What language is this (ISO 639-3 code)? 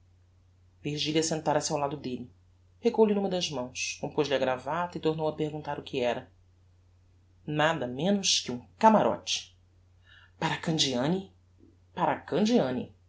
por